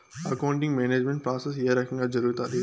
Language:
Telugu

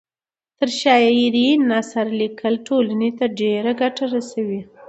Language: Pashto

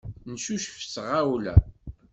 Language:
Kabyle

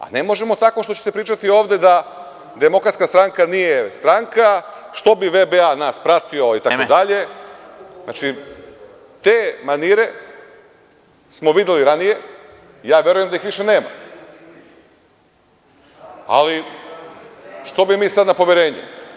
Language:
Serbian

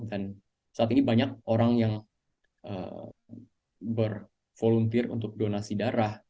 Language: Indonesian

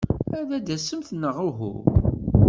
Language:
Kabyle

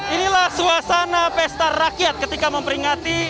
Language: Indonesian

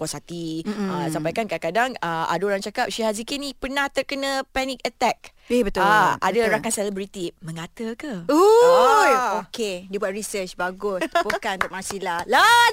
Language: Malay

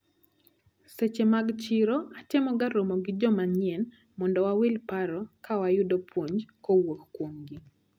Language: Luo (Kenya and Tanzania)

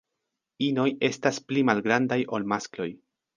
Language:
Esperanto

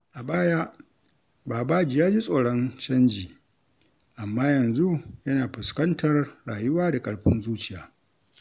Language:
Hausa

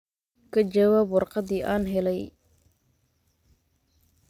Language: Somali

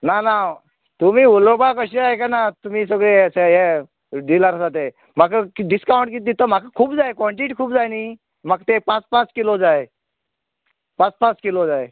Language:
Konkani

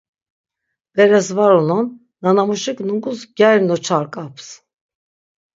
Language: Laz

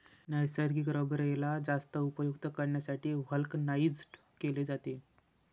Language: Marathi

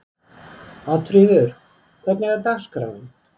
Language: Icelandic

